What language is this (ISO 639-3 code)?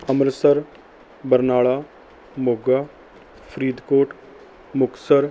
pan